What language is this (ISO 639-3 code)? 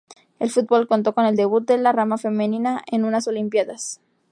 spa